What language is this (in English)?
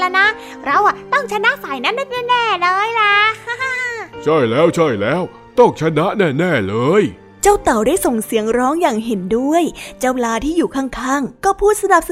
Thai